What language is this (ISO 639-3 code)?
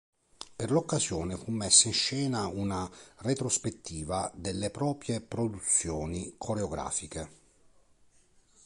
ita